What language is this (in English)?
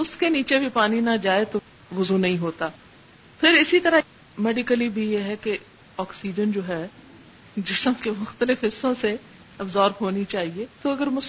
Urdu